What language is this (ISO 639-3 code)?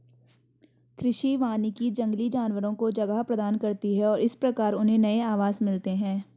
hin